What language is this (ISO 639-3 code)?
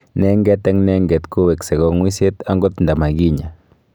kln